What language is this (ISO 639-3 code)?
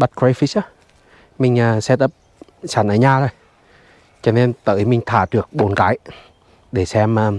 vie